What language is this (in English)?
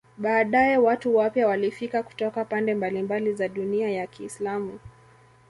Swahili